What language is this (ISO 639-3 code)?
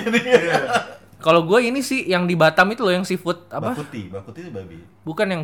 ind